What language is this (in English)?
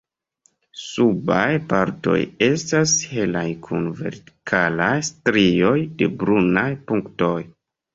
Esperanto